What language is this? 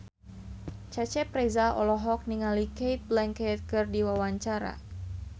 Sundanese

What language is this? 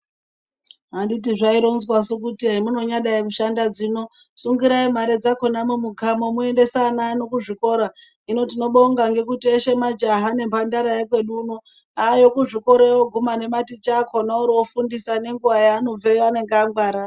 Ndau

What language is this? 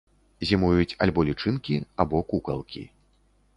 Belarusian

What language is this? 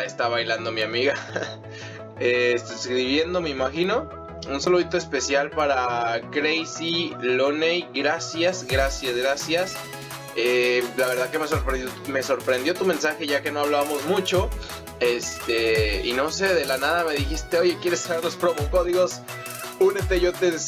Spanish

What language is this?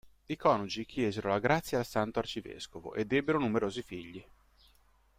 Italian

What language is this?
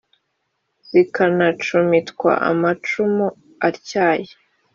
Kinyarwanda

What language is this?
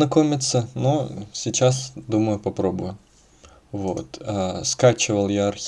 Russian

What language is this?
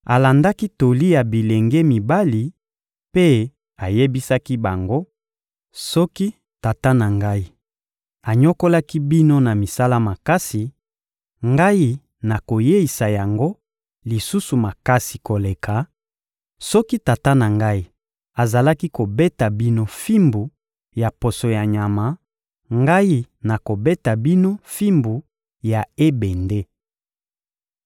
Lingala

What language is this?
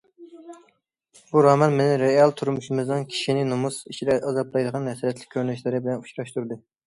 Uyghur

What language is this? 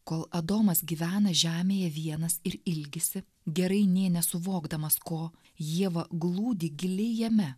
Lithuanian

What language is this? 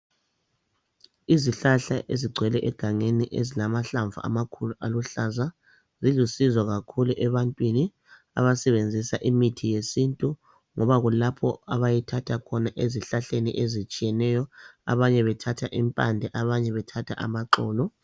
North Ndebele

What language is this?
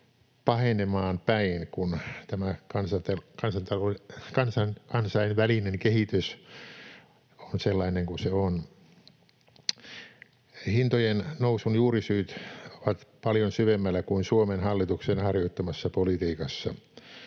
Finnish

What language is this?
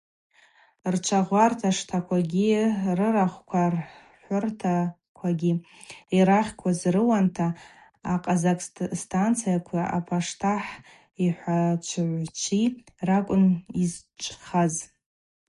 Abaza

